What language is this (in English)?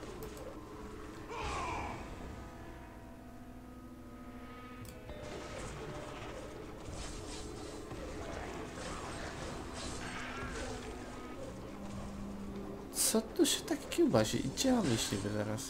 Polish